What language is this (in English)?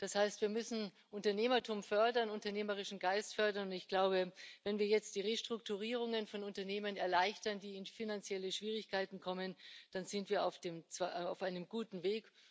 German